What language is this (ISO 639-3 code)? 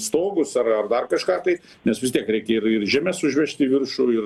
lit